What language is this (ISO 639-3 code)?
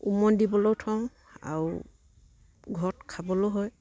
asm